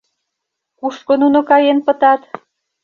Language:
Mari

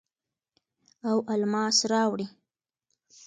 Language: Pashto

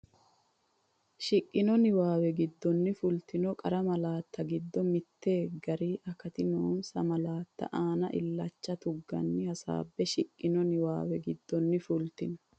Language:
Sidamo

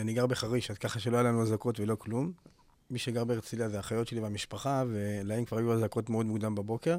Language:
Hebrew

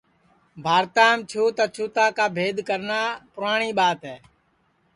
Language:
Sansi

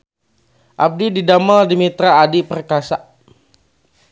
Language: Sundanese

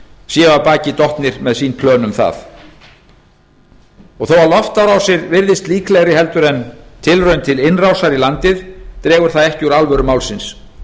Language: Icelandic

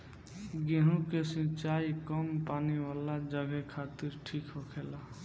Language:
Bhojpuri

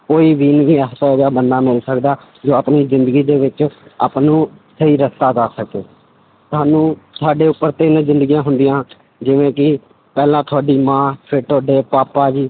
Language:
Punjabi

